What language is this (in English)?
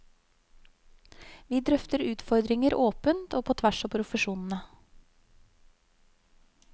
Norwegian